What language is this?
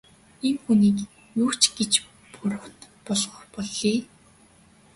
Mongolian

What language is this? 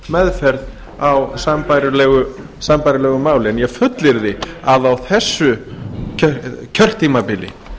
Icelandic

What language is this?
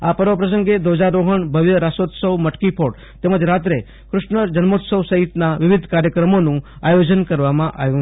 Gujarati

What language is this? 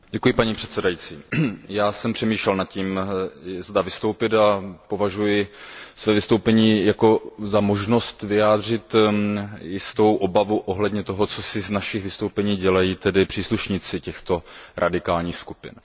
Czech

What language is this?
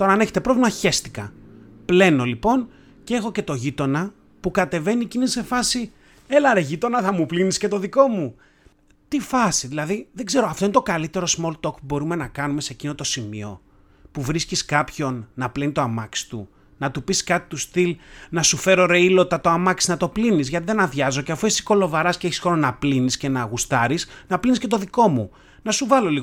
Greek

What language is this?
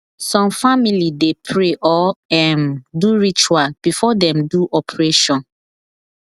Nigerian Pidgin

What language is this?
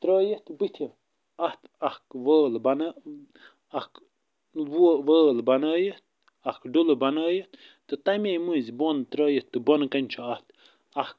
Kashmiri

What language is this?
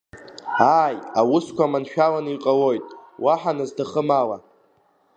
Abkhazian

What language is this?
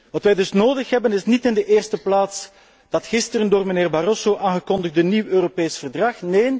Dutch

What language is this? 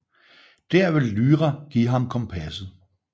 Danish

